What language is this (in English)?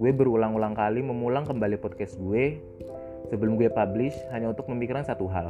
Indonesian